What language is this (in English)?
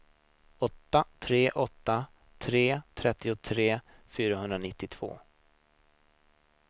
Swedish